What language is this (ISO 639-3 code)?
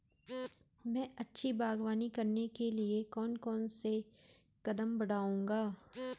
hin